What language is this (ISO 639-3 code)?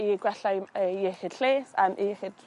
cym